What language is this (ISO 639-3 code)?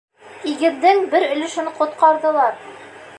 bak